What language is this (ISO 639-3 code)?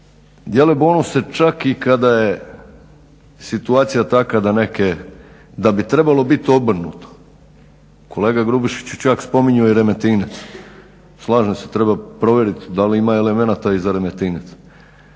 hrv